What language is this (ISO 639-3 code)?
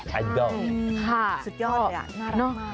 tha